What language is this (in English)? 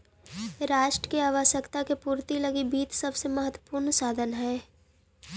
Magahi